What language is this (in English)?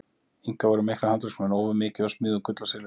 Icelandic